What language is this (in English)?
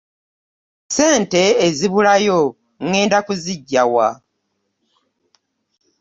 Ganda